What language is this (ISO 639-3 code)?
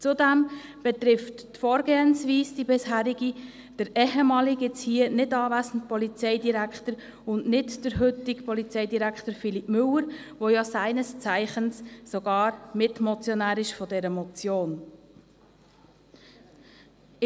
gsw